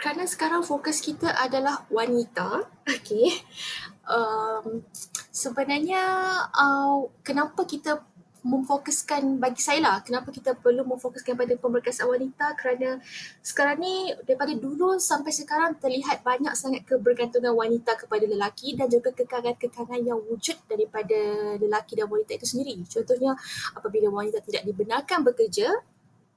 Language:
Malay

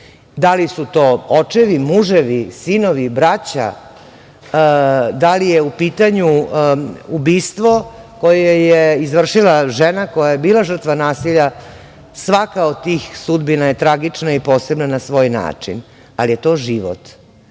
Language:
Serbian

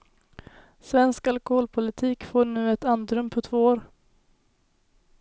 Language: Swedish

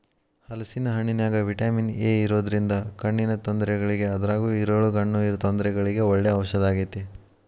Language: Kannada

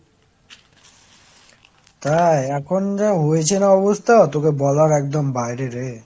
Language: Bangla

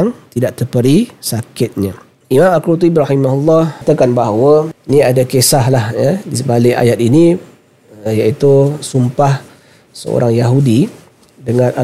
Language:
Malay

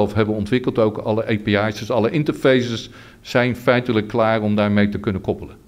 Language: Dutch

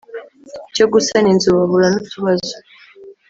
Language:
Kinyarwanda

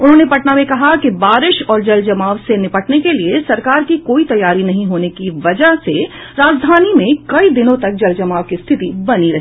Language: Hindi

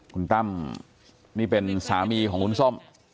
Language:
Thai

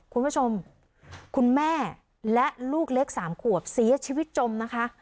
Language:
Thai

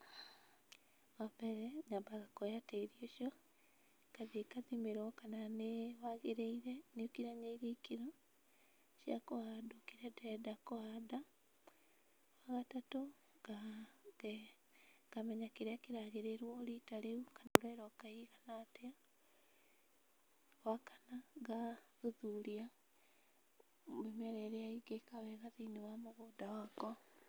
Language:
Kikuyu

